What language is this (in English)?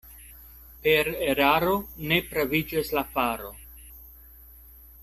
Esperanto